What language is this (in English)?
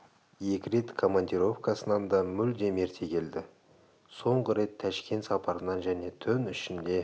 Kazakh